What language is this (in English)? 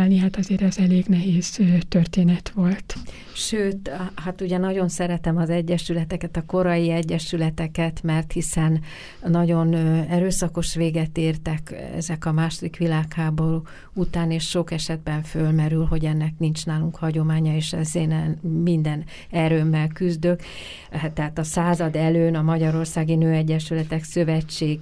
Hungarian